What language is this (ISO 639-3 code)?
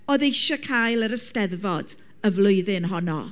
cym